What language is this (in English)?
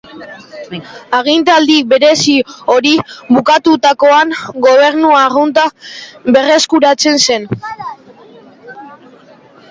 Basque